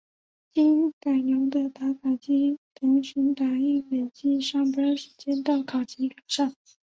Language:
Chinese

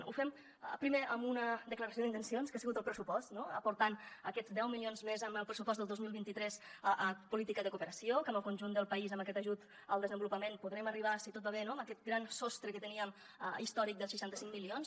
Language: Catalan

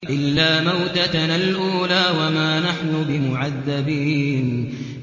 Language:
Arabic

